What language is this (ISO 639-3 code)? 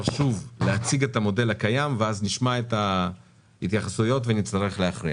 heb